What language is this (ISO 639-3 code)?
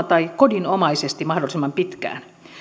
fin